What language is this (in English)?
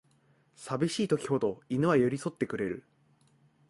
Japanese